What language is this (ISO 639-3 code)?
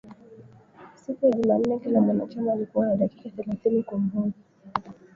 swa